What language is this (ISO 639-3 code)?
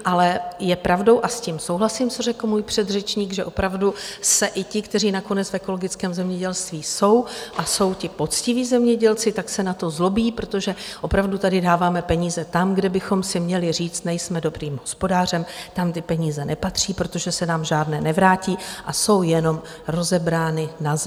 ces